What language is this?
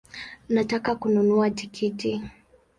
Swahili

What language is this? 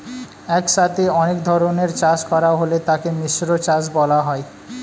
Bangla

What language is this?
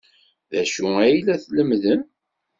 Kabyle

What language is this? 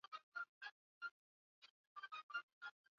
Swahili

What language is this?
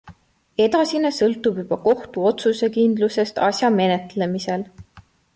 Estonian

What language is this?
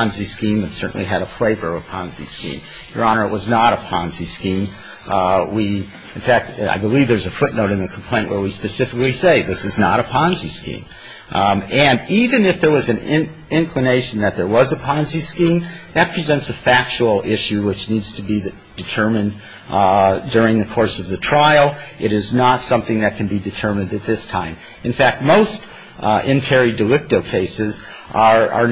English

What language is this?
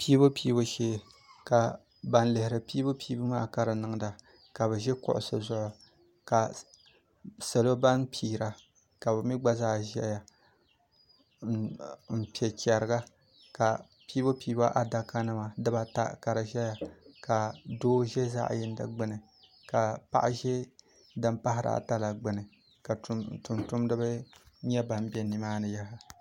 Dagbani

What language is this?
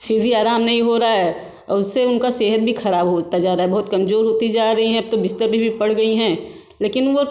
Hindi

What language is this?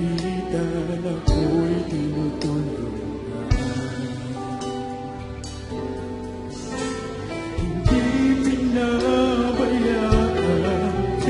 Arabic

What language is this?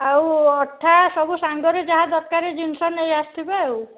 Odia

